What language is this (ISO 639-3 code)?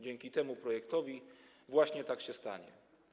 pol